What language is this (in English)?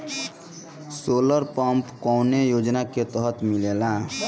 Bhojpuri